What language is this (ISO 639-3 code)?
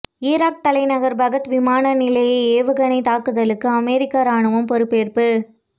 tam